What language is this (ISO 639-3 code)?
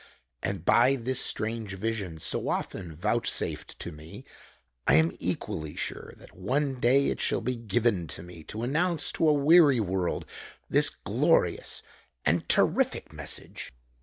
eng